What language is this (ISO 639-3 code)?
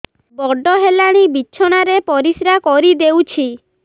ori